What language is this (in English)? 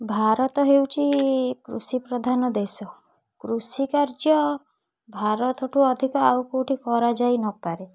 Odia